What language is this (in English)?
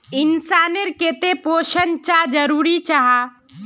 Magahi